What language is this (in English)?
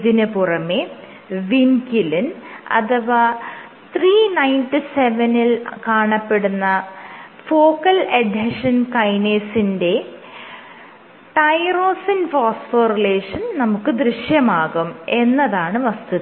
Malayalam